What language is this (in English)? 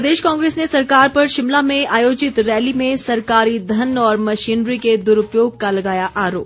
Hindi